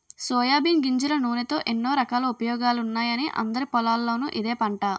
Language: Telugu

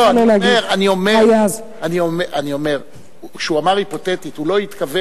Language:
Hebrew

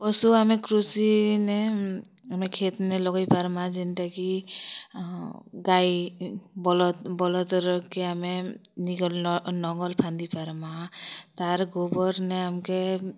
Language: Odia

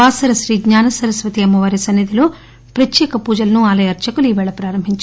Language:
Telugu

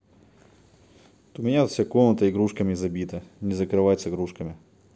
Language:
Russian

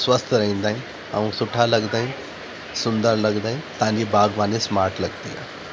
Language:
Sindhi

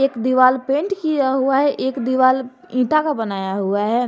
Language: Hindi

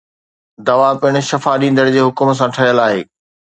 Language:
Sindhi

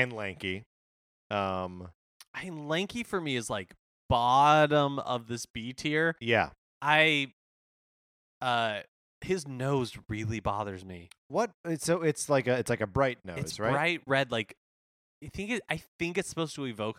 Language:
English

